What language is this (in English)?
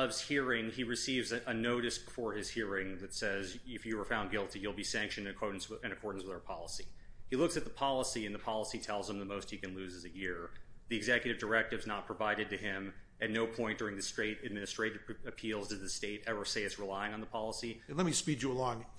English